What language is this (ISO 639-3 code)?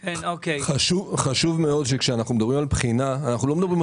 heb